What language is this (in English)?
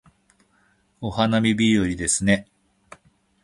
Japanese